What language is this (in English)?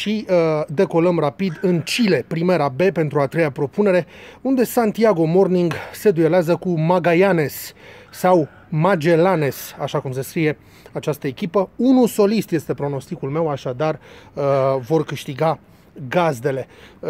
Romanian